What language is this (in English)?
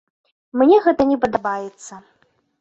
Belarusian